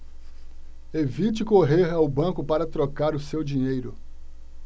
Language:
Portuguese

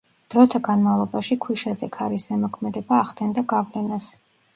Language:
Georgian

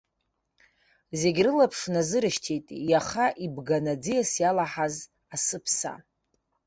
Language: Abkhazian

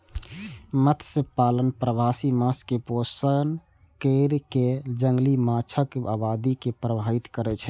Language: Maithili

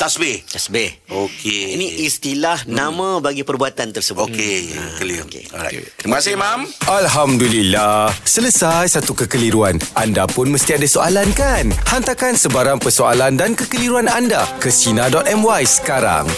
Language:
Malay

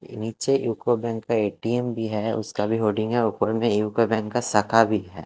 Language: Hindi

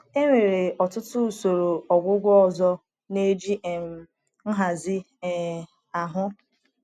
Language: Igbo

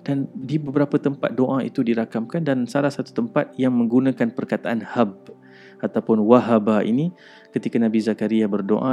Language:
Malay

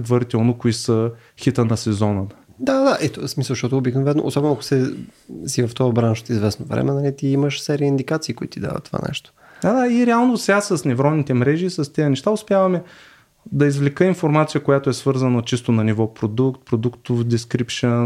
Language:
Bulgarian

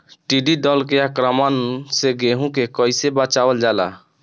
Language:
Bhojpuri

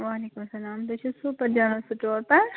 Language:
Kashmiri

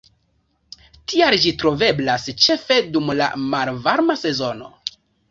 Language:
Esperanto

